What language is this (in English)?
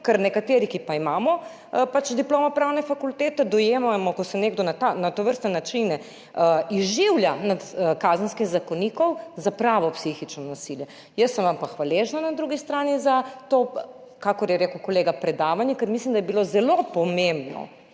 Slovenian